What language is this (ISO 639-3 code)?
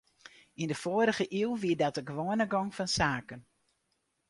fry